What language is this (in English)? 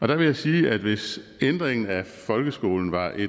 Danish